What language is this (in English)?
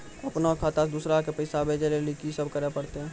Maithili